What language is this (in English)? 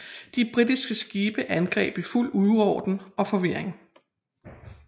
Danish